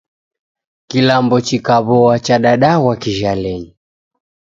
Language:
Taita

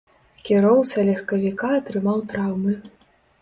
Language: Belarusian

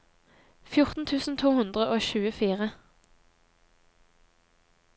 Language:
Norwegian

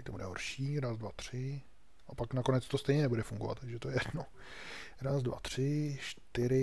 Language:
Czech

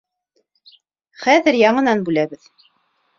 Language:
Bashkir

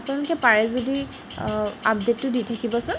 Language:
Assamese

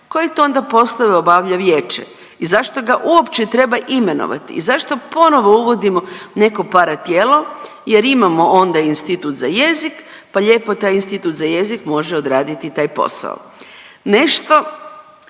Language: Croatian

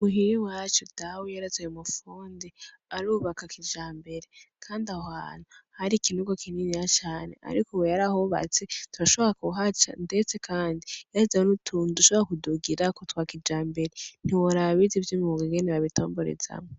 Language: Rundi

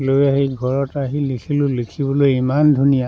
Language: Assamese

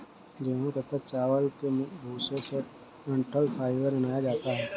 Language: Hindi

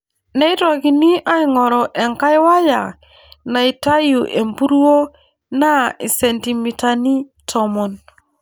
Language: Masai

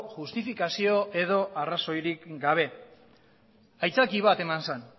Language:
Basque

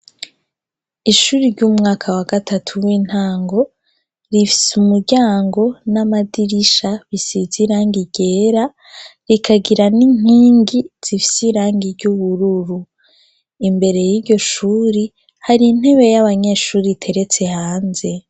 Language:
Rundi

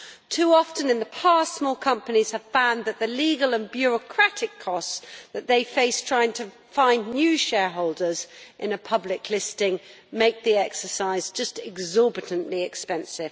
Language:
English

